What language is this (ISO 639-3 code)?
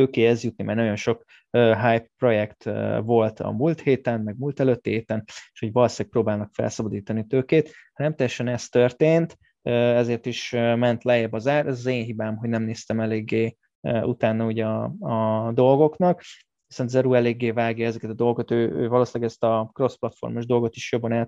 hun